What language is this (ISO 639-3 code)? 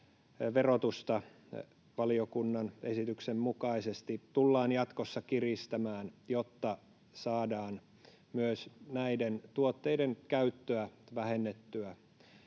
fin